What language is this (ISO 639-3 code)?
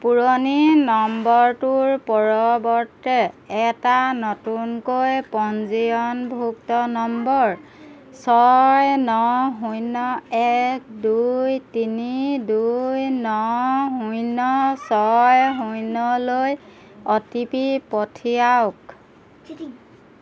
asm